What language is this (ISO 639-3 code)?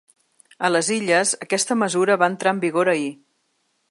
cat